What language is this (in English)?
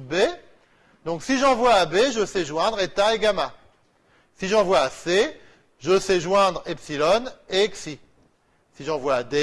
French